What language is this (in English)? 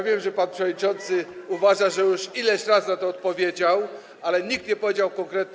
Polish